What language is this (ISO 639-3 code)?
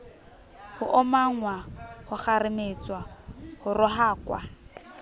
sot